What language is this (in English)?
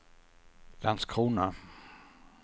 Swedish